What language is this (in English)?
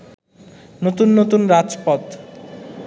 Bangla